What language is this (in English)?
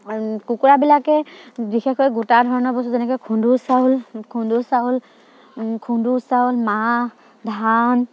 Assamese